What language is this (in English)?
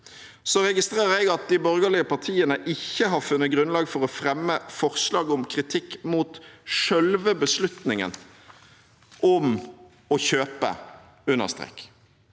Norwegian